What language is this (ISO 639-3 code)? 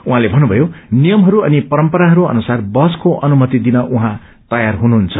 nep